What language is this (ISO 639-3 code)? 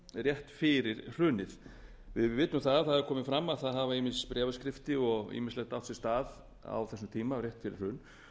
isl